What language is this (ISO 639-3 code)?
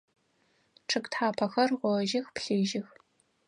ady